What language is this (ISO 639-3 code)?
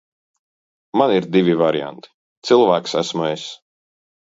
lav